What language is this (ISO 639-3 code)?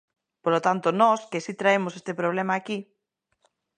glg